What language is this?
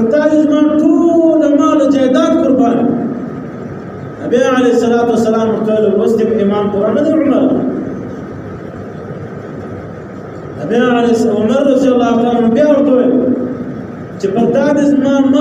Arabic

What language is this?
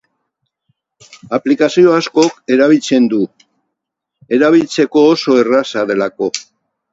Basque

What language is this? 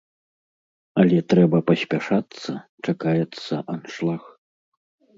Belarusian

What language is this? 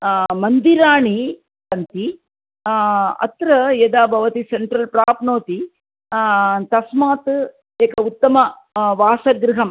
Sanskrit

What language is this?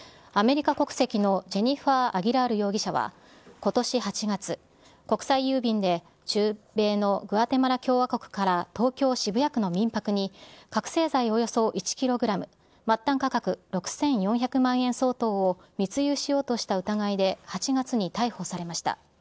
Japanese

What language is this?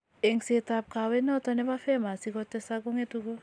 Kalenjin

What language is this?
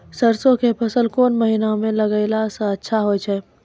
Maithili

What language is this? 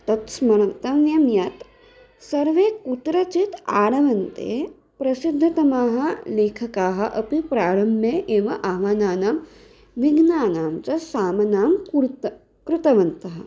Sanskrit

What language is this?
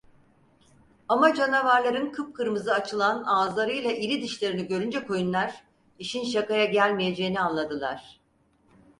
Turkish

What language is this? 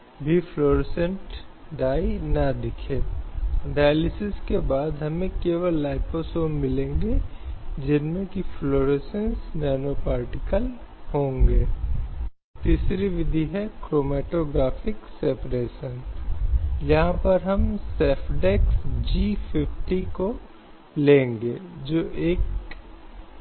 Hindi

